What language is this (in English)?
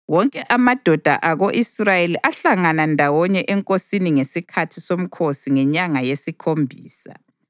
North Ndebele